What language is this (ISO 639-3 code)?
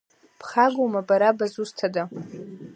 abk